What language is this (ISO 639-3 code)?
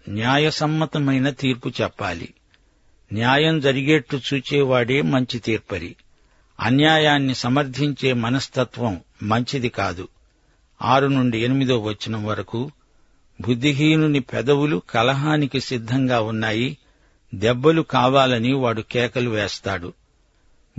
tel